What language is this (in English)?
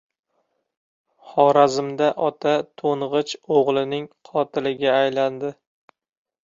Uzbek